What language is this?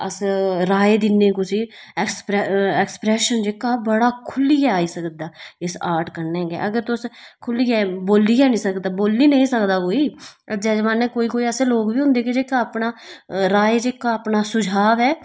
Dogri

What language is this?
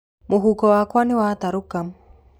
Kikuyu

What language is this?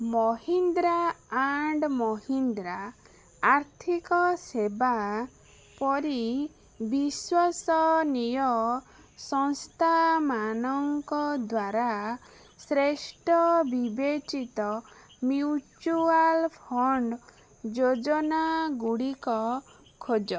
Odia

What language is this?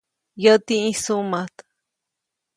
Copainalá Zoque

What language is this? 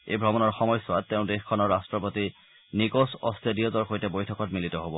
Assamese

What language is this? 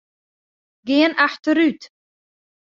Western Frisian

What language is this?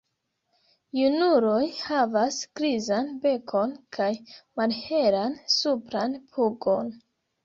Esperanto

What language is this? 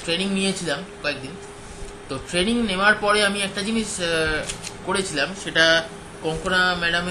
Hindi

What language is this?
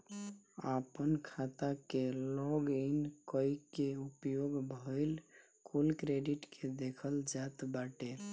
Bhojpuri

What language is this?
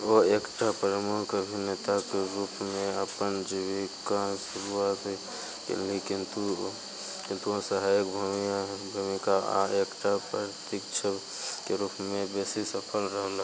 Maithili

